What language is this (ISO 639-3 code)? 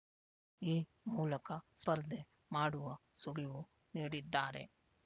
kan